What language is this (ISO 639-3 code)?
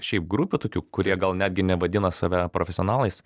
lit